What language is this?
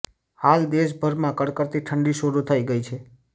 Gujarati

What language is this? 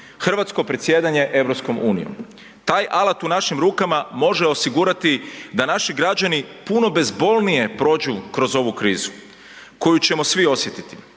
Croatian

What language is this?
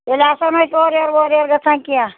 Kashmiri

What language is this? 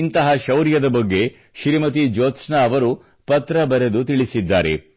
Kannada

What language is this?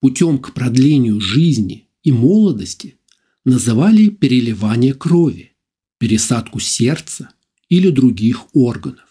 Russian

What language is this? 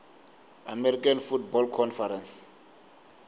Tsonga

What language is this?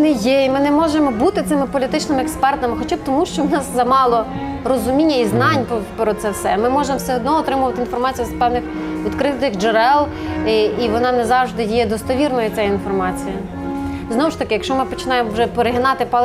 Ukrainian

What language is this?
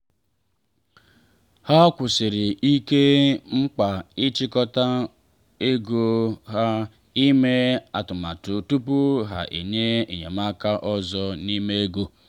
Igbo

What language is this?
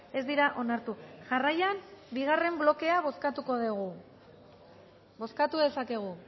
Basque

